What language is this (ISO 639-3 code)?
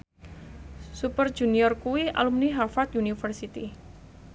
jav